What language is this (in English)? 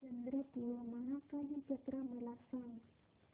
Marathi